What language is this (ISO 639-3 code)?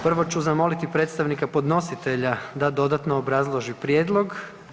hrv